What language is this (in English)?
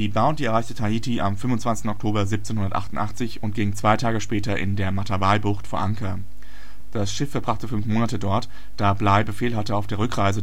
German